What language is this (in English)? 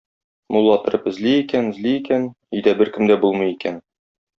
Tatar